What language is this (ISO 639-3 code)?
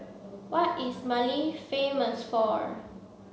eng